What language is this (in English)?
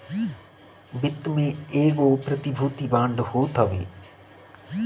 Bhojpuri